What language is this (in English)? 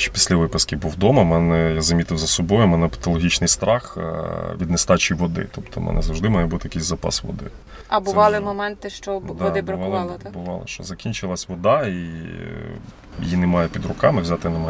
Ukrainian